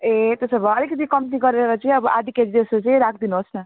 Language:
Nepali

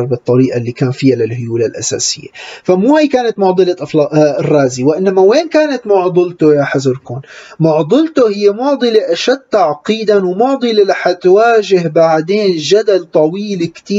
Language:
Arabic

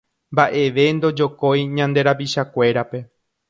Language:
Guarani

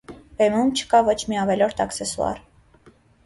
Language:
Armenian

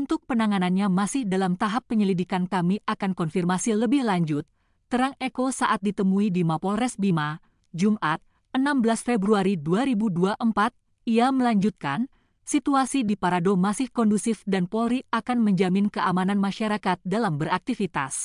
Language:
Indonesian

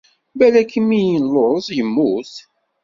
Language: Kabyle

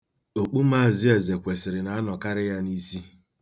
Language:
Igbo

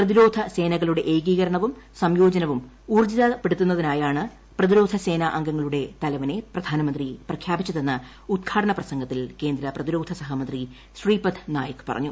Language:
Malayalam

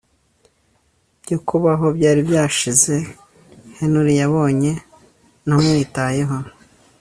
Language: Kinyarwanda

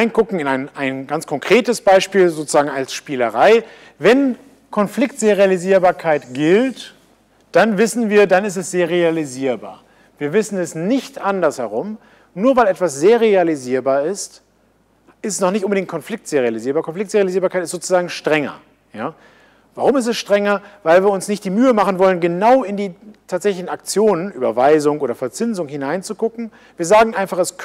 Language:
German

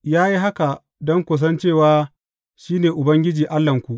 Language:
Hausa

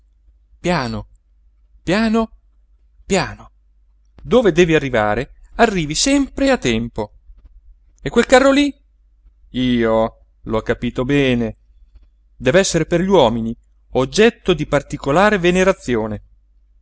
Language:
Italian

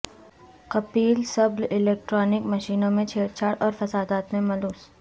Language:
Urdu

